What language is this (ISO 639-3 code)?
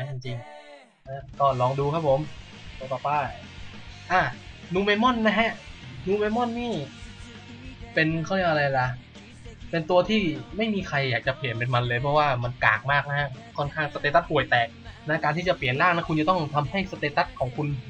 tha